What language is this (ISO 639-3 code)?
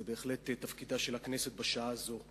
heb